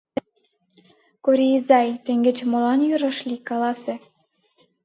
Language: Mari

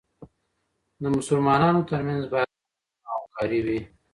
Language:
Pashto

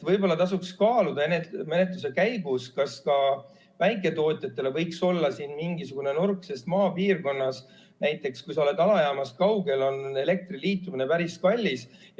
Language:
Estonian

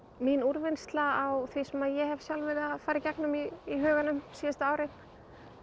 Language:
Icelandic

